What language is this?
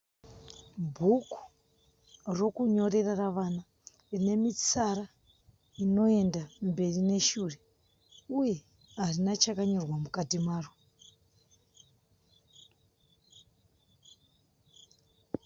Shona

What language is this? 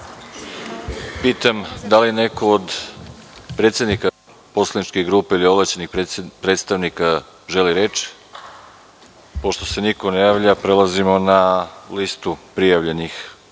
Serbian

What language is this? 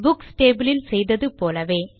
Tamil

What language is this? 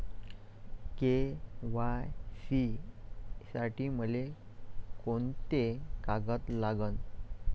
Marathi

